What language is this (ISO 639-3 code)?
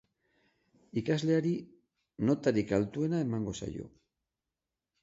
eus